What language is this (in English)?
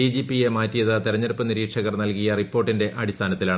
Malayalam